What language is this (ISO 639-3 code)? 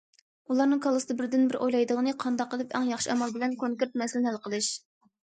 uig